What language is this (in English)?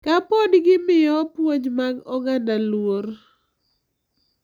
Luo (Kenya and Tanzania)